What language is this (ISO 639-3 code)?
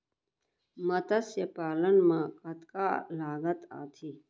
hne